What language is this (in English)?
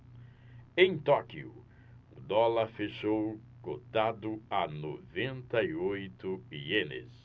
Portuguese